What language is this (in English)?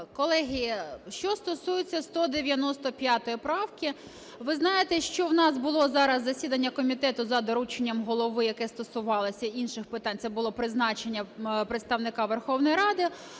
Ukrainian